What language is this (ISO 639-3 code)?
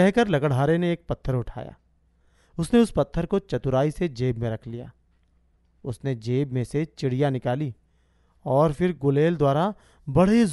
hin